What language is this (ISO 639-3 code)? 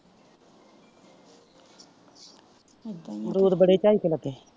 pan